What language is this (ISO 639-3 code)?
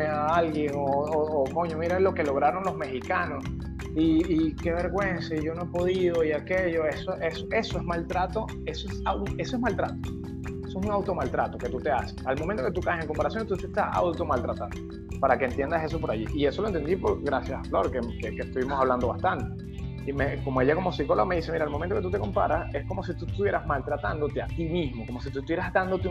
spa